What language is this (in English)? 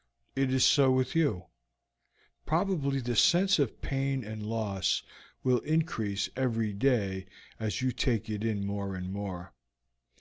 English